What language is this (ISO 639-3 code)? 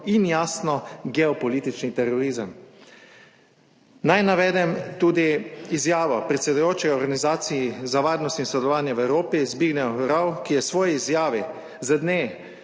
slv